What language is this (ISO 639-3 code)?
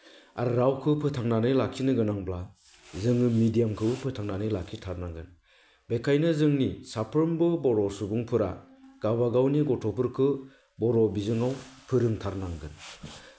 brx